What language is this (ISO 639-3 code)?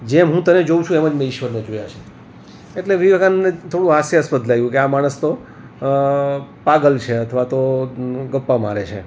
guj